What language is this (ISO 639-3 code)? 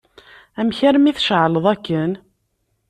kab